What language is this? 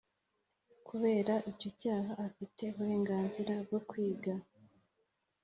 Kinyarwanda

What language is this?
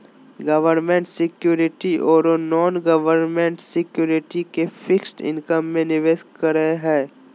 Magahi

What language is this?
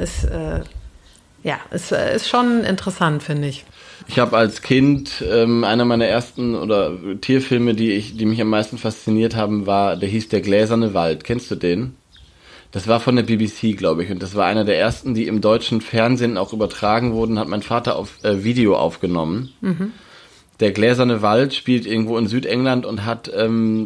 German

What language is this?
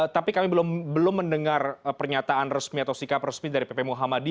Indonesian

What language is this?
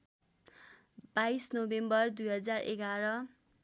Nepali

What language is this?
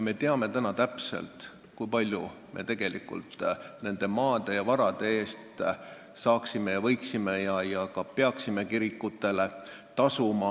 Estonian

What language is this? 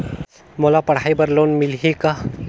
Chhattisgarhi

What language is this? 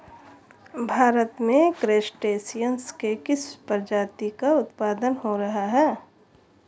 Hindi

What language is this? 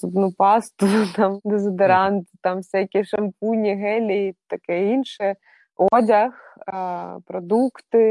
Ukrainian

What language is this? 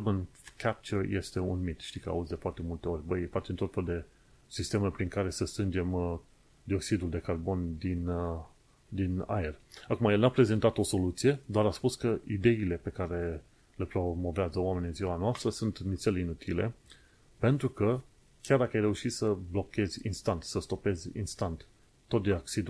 Romanian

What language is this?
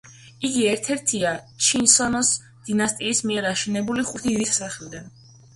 Georgian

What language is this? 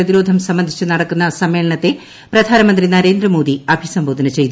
Malayalam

